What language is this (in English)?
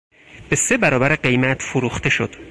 Persian